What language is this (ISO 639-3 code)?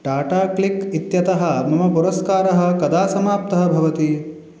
san